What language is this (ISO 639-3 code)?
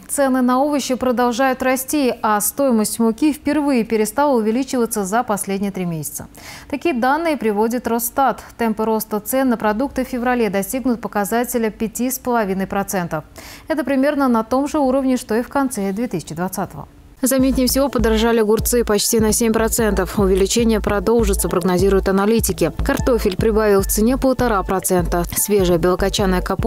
rus